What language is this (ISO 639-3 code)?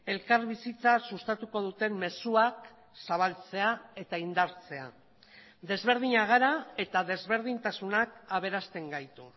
eus